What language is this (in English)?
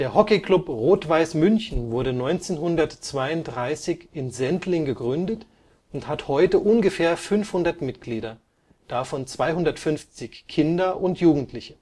German